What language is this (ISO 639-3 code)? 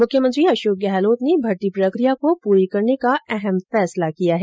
hin